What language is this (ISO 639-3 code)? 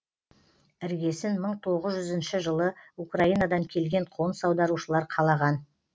kaz